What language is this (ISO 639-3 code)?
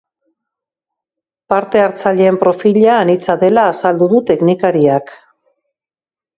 eus